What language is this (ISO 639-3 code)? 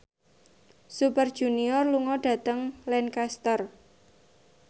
jav